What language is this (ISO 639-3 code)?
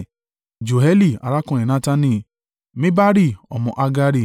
yor